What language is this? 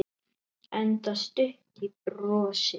Icelandic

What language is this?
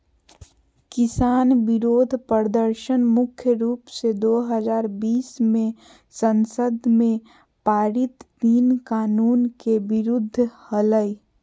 Magahi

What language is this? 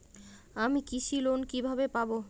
Bangla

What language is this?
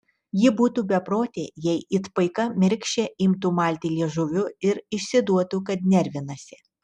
Lithuanian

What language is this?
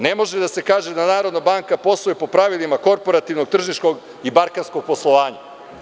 Serbian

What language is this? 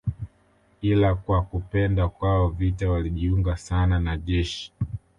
Swahili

